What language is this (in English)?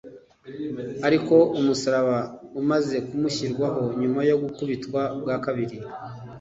Kinyarwanda